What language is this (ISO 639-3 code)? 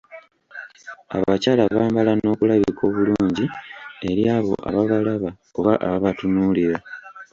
lug